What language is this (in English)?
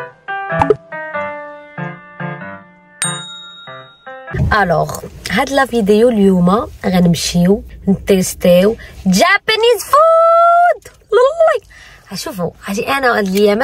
Arabic